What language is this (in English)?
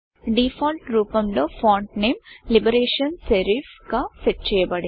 Telugu